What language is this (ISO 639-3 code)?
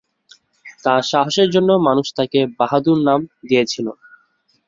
ben